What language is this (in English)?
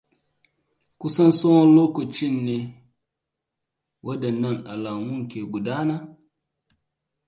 Hausa